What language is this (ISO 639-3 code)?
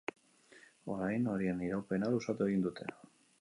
eus